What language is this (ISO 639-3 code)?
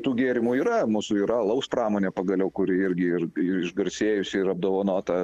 lit